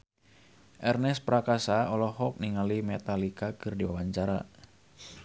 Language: Sundanese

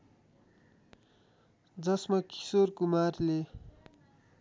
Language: Nepali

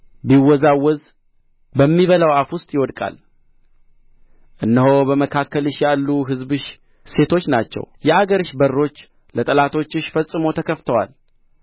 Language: Amharic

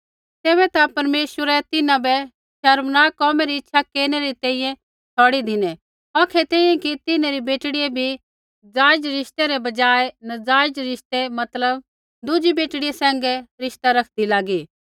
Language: Kullu Pahari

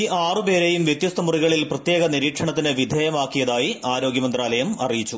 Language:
Malayalam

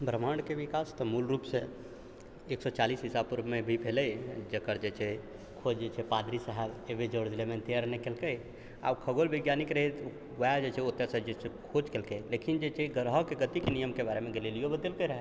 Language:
Maithili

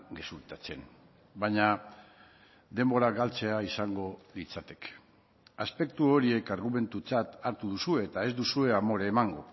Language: Basque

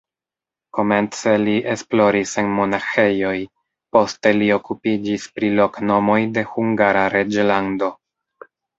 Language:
Esperanto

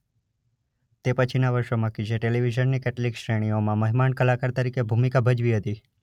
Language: Gujarati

